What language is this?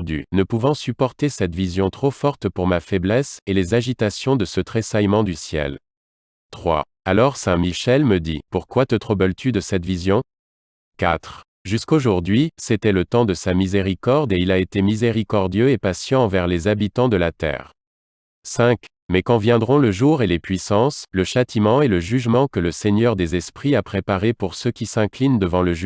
French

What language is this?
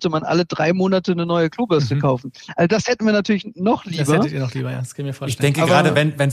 German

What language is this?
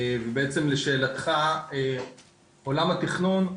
Hebrew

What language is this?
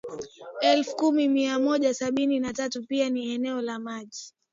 Swahili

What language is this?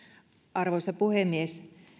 Finnish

